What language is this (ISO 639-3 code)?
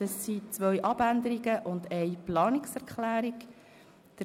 gsw